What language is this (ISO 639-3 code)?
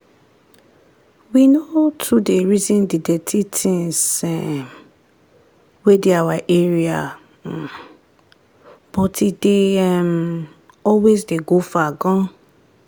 pcm